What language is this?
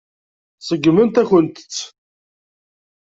Kabyle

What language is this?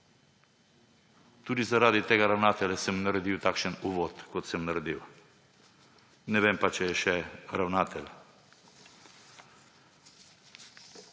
Slovenian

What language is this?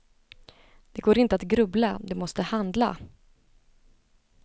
Swedish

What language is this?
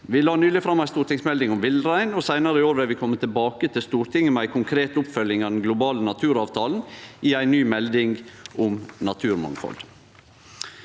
Norwegian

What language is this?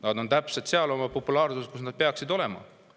Estonian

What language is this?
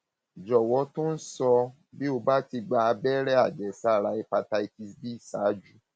Yoruba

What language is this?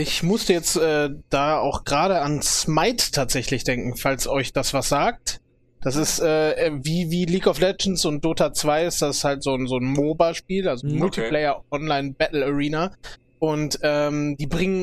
German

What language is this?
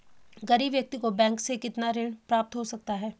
Hindi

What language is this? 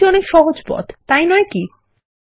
Bangla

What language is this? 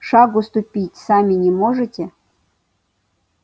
Russian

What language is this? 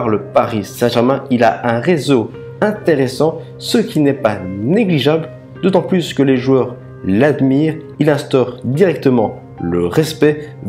French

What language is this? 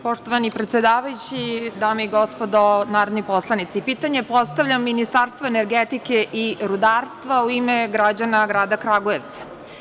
Serbian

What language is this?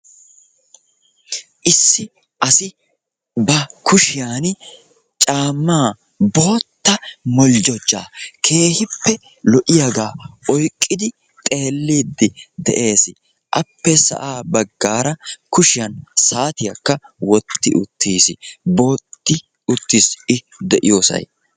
Wolaytta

